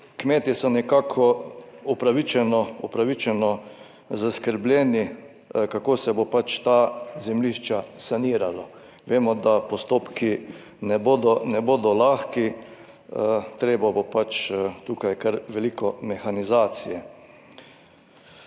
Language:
Slovenian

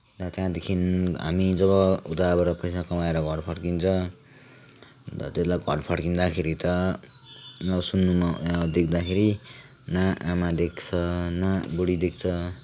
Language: Nepali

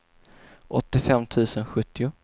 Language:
Swedish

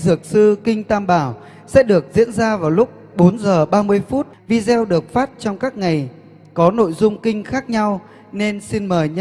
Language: Vietnamese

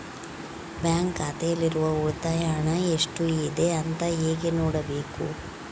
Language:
Kannada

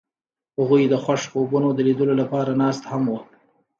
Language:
Pashto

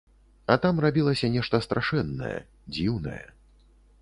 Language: Belarusian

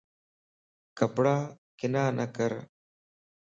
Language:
Lasi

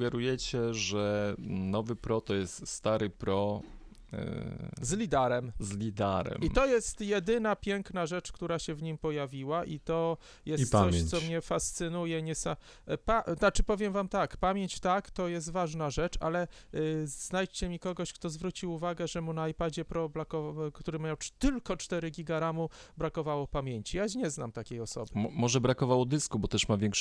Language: Polish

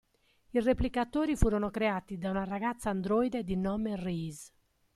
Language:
Italian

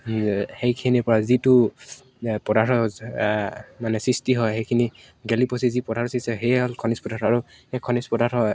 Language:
Assamese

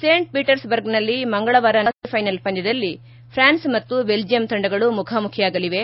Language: Kannada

